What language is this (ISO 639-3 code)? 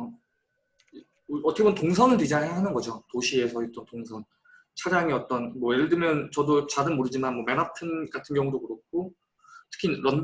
kor